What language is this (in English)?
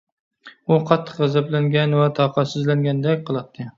Uyghur